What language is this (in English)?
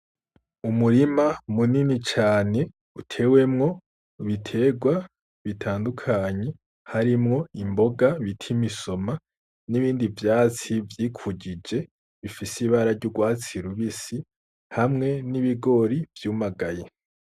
Rundi